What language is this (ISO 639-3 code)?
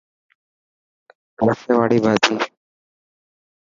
mki